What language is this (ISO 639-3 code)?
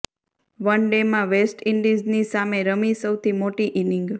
guj